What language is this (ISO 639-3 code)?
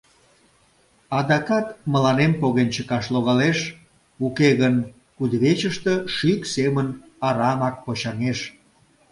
chm